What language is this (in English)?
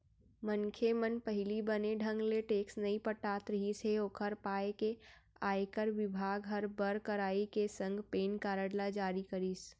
Chhattisgarhi